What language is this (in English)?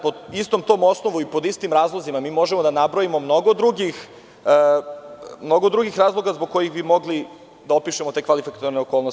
Serbian